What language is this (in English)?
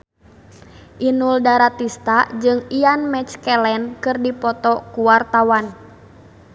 Sundanese